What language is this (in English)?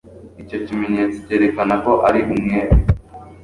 Kinyarwanda